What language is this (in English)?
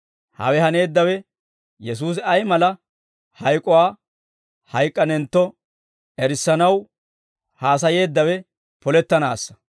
Dawro